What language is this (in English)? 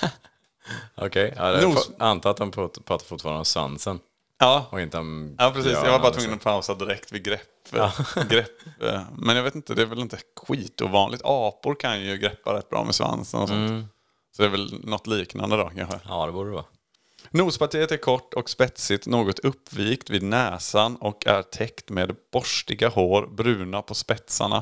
Swedish